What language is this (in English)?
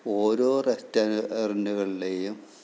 Malayalam